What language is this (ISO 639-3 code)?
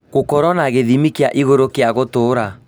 kik